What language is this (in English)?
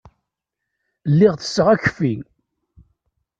Kabyle